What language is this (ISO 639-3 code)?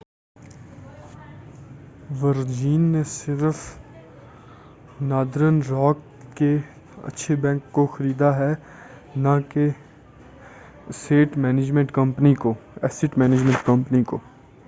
urd